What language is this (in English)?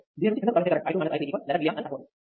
Telugu